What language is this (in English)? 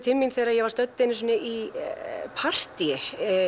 Icelandic